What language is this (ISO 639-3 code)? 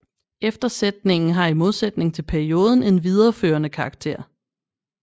dan